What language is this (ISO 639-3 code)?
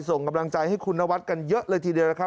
tha